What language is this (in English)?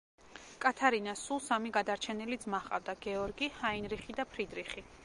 Georgian